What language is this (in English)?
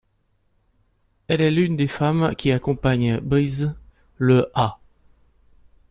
French